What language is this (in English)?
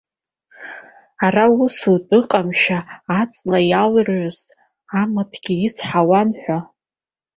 Abkhazian